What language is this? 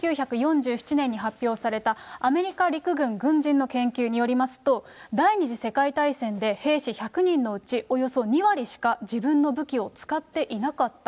Japanese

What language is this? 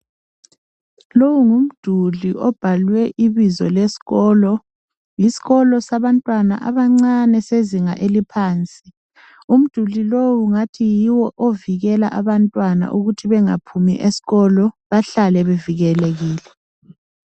North Ndebele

